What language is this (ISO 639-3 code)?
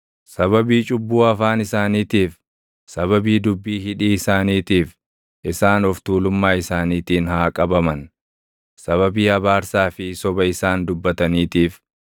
orm